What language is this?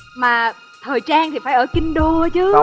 Vietnamese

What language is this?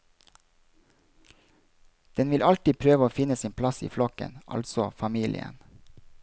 Norwegian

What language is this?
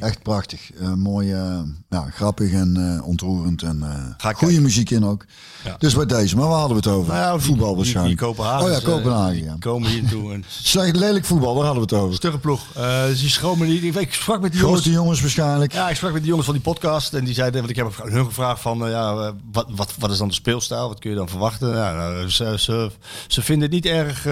Dutch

